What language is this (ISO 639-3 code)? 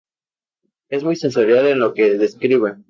spa